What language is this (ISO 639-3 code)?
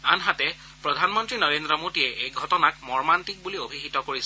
asm